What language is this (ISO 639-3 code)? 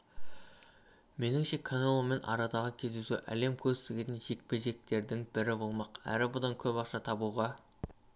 kaz